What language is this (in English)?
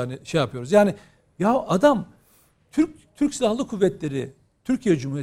Turkish